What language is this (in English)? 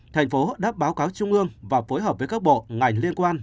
Vietnamese